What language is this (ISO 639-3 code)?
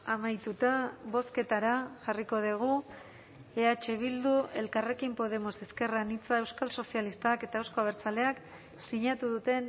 eus